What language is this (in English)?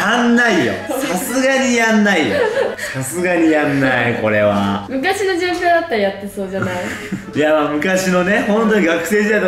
Japanese